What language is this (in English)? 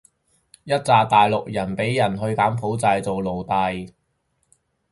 Cantonese